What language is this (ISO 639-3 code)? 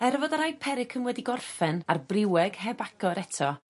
cym